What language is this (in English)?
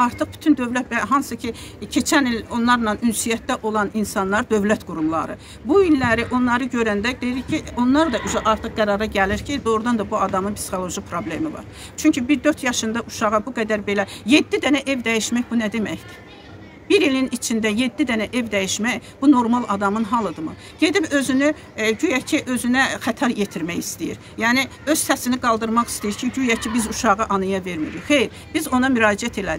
Turkish